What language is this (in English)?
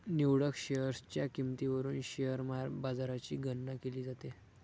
Marathi